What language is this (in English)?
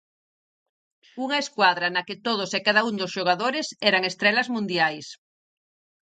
Galician